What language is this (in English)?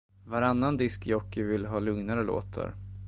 Swedish